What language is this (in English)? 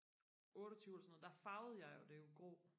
Danish